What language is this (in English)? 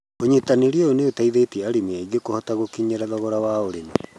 Kikuyu